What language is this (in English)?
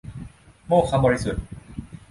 Thai